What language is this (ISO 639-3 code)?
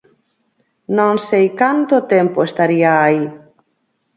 glg